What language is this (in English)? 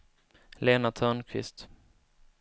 Swedish